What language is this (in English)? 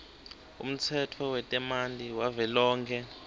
Swati